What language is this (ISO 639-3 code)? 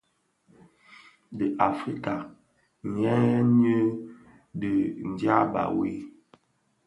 ksf